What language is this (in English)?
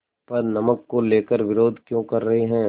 Hindi